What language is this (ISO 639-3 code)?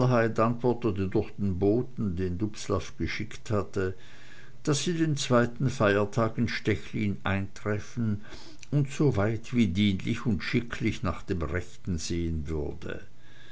deu